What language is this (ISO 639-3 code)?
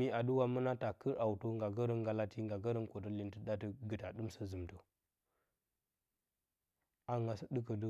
bcy